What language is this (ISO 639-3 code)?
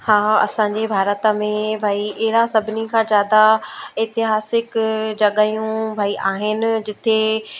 snd